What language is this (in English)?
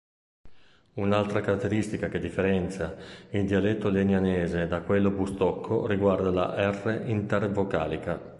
Italian